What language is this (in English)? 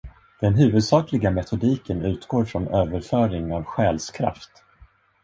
Swedish